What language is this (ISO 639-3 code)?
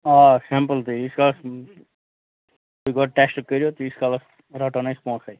kas